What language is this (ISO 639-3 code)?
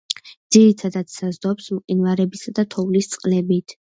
kat